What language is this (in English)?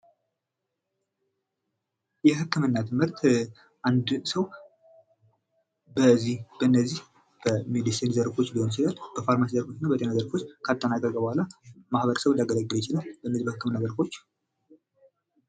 Amharic